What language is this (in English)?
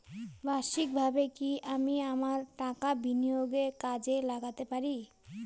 Bangla